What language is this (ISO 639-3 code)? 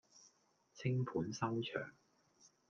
yue